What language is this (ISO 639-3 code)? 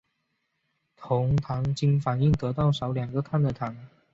zho